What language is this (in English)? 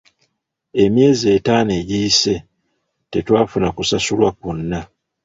Ganda